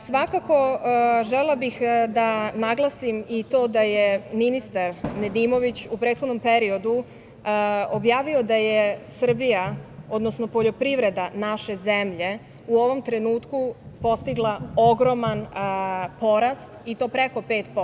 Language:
Serbian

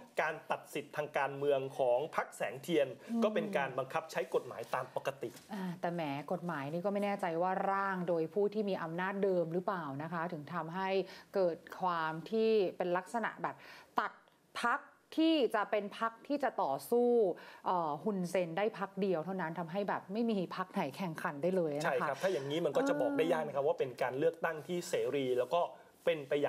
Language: Thai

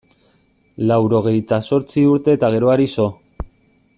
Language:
Basque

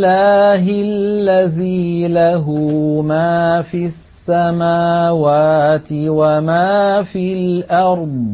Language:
Arabic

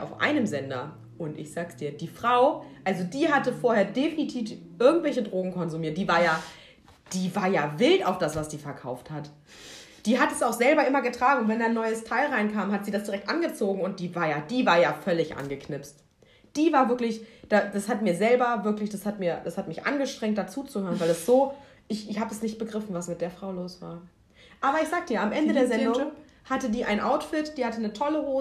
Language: German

